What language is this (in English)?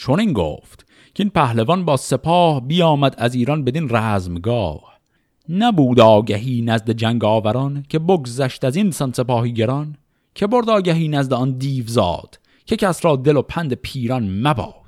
Persian